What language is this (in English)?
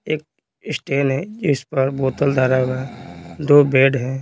Hindi